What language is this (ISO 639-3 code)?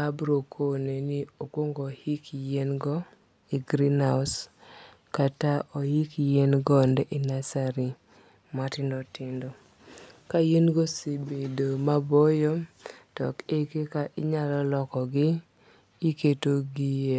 luo